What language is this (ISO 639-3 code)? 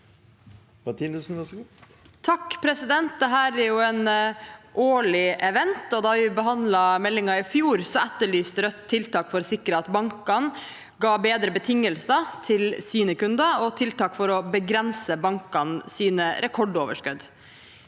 nor